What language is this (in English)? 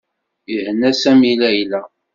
Kabyle